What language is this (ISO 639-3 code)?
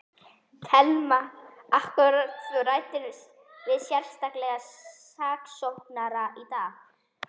isl